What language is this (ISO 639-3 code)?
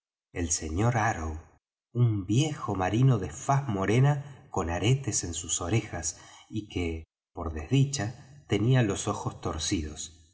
spa